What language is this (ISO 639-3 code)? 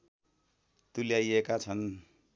nep